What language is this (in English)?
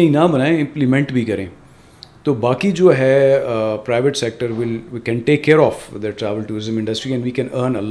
Urdu